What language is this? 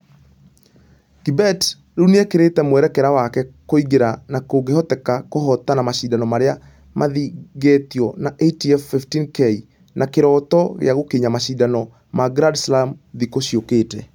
Kikuyu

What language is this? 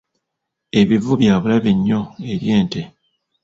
Ganda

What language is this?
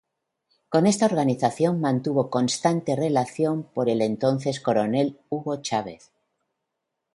Spanish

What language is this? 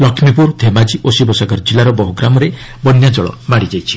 Odia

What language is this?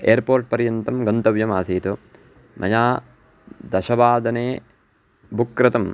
Sanskrit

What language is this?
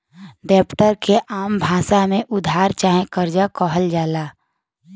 Bhojpuri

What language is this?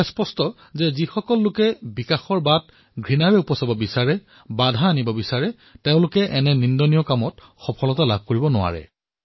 Assamese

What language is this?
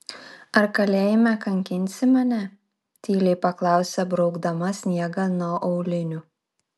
Lithuanian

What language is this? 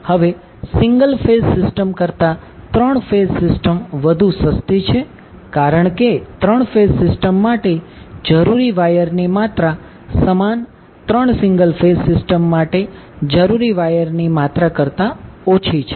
Gujarati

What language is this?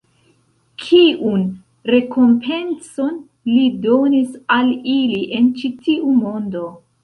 Esperanto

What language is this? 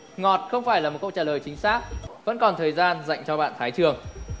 Vietnamese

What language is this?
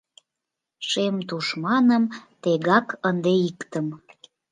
Mari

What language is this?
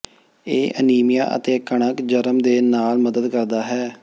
Punjabi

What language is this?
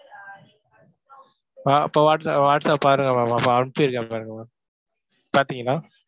Tamil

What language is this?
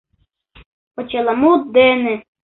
Mari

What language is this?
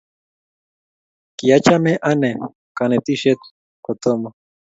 Kalenjin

